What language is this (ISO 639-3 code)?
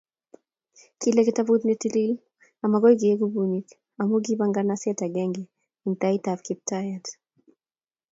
kln